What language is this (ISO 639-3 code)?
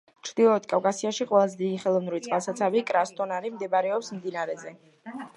kat